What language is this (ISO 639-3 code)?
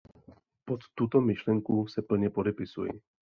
ces